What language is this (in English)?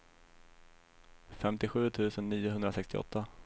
Swedish